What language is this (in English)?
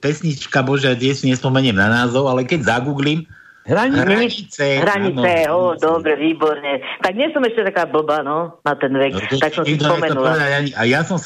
Slovak